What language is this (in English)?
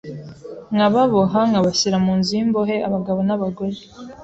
Kinyarwanda